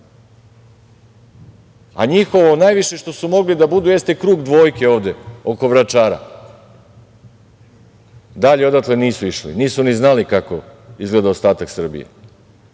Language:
Serbian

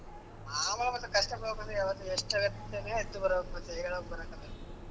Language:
Kannada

